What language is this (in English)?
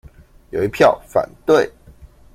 Chinese